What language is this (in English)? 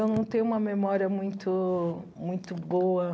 Portuguese